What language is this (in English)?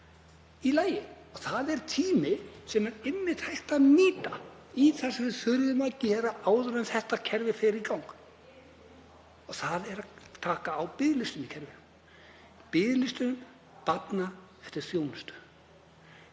Icelandic